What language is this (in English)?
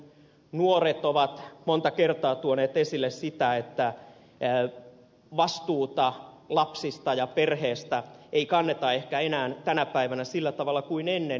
Finnish